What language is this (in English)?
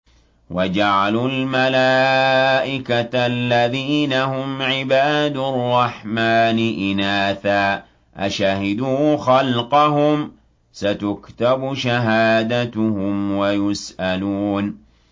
Arabic